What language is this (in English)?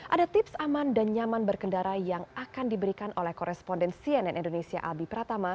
Indonesian